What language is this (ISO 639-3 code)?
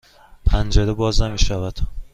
fas